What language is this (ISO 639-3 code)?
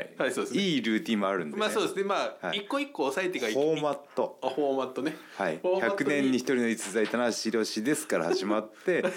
jpn